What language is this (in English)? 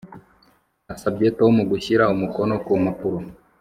Kinyarwanda